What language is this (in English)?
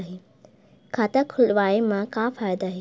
Chhattisgarhi